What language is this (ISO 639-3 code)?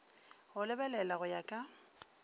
nso